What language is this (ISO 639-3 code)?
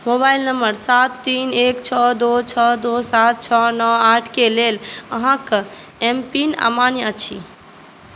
mai